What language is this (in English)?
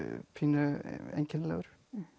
Icelandic